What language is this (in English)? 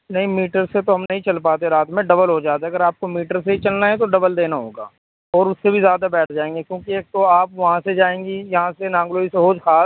Urdu